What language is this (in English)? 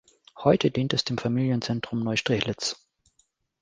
German